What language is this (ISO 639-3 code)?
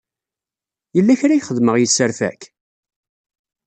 kab